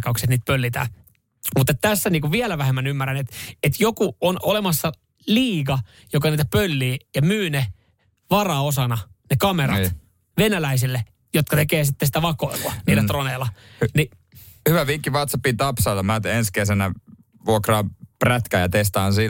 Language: Finnish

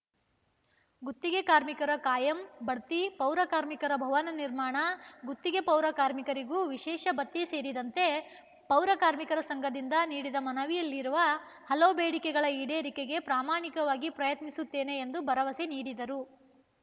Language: Kannada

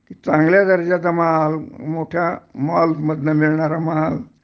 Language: Marathi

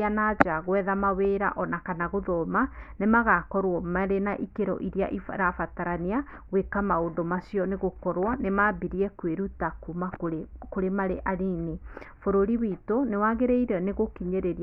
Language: Kikuyu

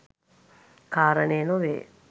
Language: Sinhala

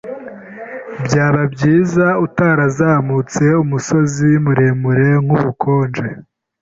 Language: Kinyarwanda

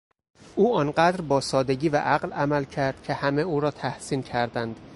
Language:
Persian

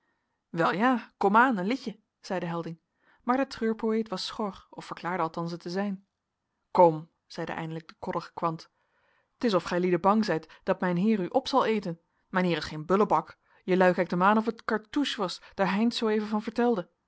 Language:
Dutch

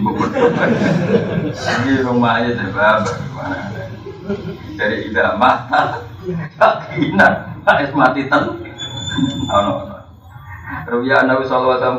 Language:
Indonesian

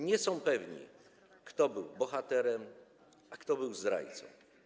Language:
Polish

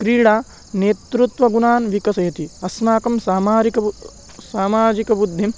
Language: Sanskrit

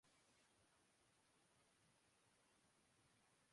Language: Urdu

